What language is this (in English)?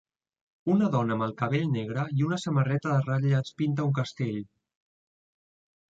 Catalan